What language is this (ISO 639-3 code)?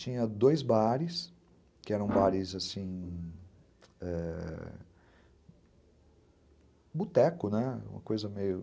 por